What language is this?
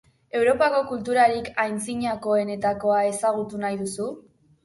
Basque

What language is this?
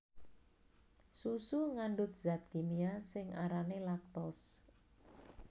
Javanese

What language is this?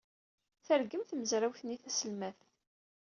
Kabyle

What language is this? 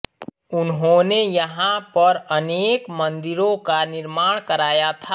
Hindi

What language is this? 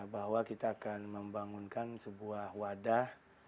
Indonesian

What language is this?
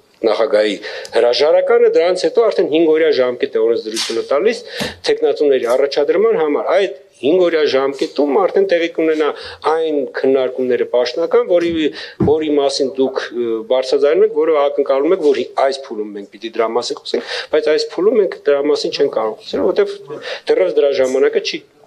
Romanian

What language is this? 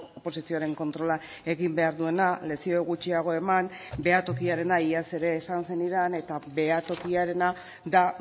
Basque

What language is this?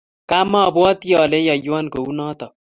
Kalenjin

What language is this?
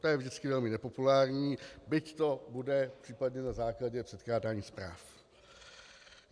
Czech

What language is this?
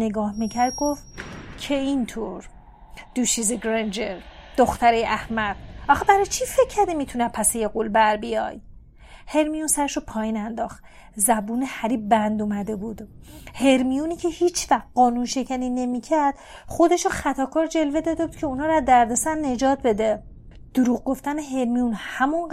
Persian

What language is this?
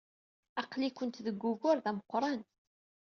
Kabyle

